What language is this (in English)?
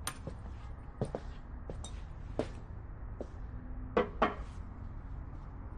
Romanian